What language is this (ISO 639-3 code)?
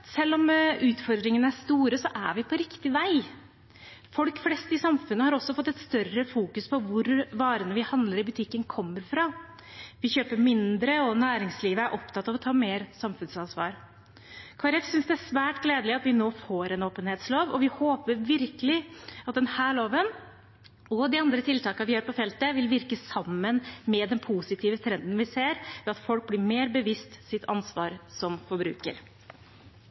nob